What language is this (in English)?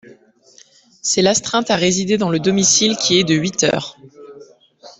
French